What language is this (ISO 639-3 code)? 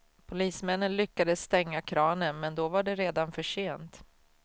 swe